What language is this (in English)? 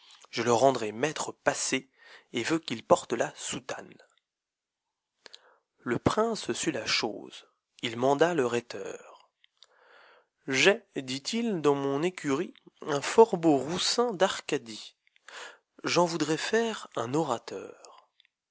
French